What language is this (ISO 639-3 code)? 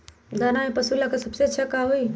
mag